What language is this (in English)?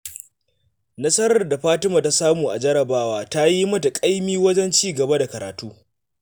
Hausa